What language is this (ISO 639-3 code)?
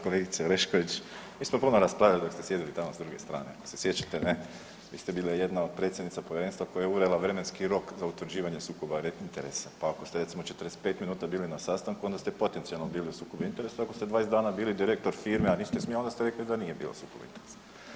hrv